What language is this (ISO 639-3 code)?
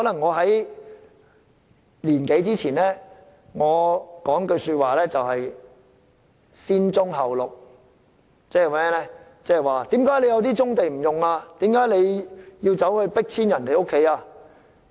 yue